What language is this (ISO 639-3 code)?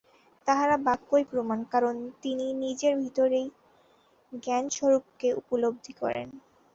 ben